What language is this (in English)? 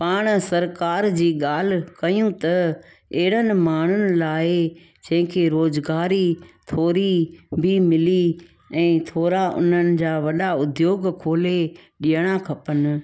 Sindhi